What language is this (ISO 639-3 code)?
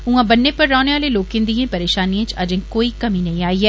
doi